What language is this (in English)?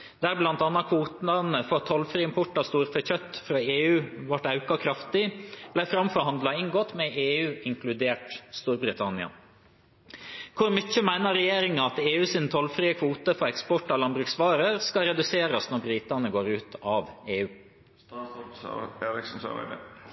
Norwegian Bokmål